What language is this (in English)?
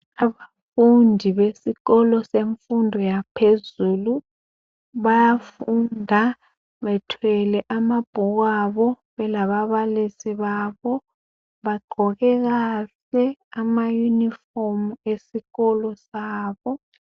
North Ndebele